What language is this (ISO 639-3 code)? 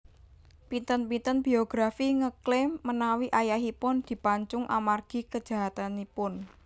jav